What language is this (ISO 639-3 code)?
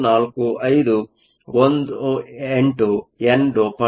kan